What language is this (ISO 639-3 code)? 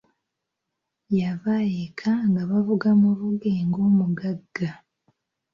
lug